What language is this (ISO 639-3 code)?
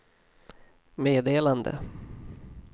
swe